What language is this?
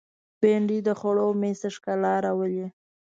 Pashto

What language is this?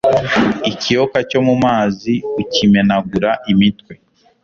Kinyarwanda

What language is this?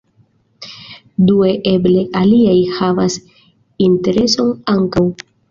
Esperanto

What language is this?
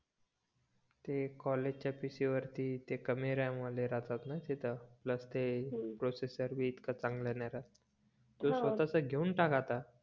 Marathi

